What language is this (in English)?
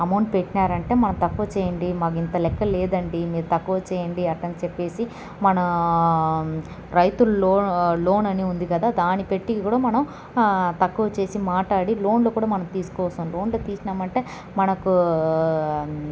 Telugu